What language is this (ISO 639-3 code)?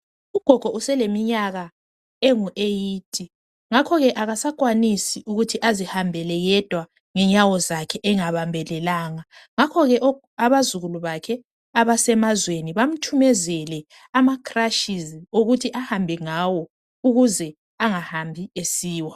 nde